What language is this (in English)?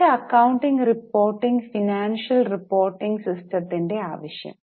Malayalam